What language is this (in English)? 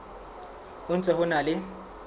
Southern Sotho